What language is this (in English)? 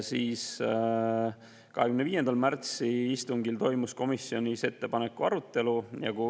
Estonian